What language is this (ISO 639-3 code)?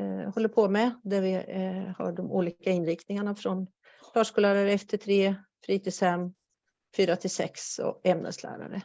swe